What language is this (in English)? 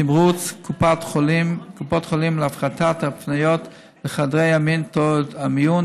Hebrew